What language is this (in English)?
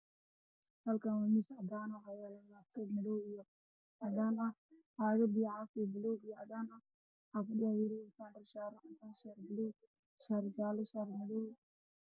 Somali